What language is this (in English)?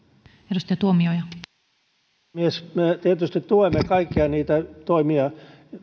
Finnish